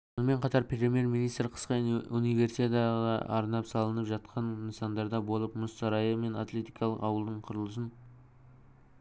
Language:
Kazakh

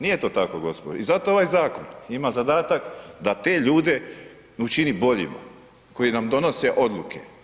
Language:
Croatian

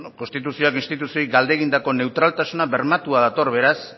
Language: Basque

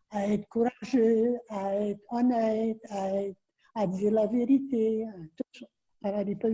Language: French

